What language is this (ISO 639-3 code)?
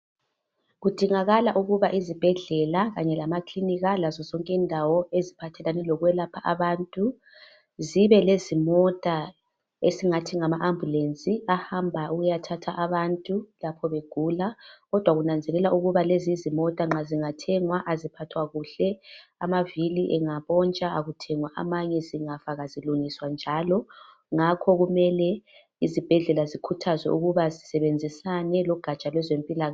nde